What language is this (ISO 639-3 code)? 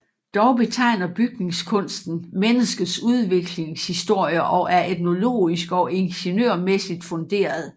dan